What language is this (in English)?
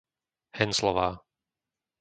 Slovak